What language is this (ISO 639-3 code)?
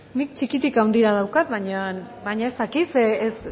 eus